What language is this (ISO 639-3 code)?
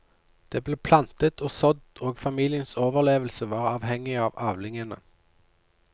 nor